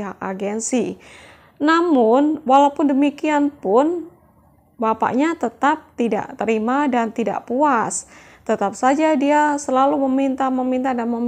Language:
Indonesian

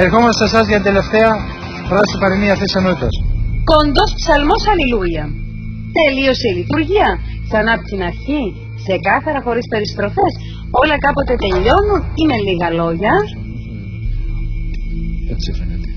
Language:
Greek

